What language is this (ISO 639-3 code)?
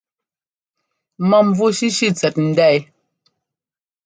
jgo